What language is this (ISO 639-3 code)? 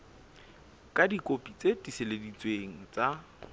sot